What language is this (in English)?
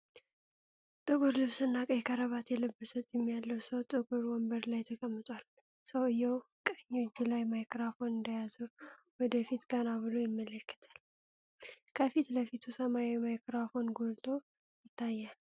Amharic